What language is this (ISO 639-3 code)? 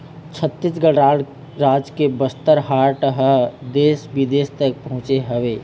hne